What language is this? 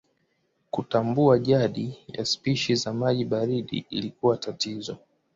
Swahili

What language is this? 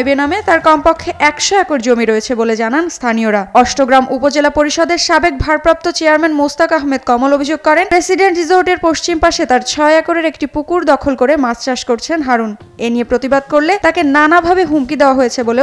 Bangla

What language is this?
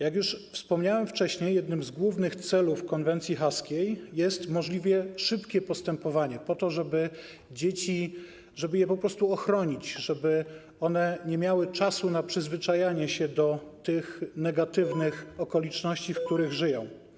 Polish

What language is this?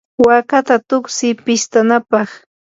Yanahuanca Pasco Quechua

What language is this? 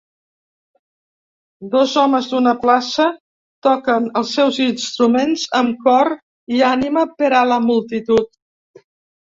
Catalan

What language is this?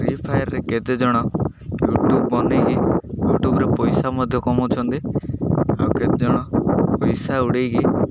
Odia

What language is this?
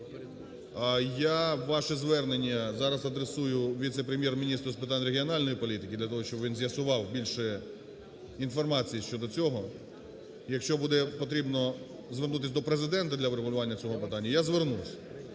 Ukrainian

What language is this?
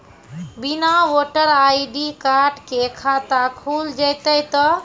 Maithili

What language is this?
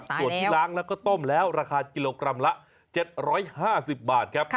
Thai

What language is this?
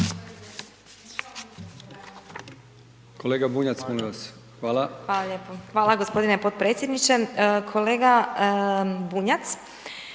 Croatian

